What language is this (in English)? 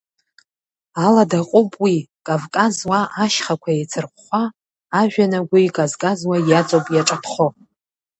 Abkhazian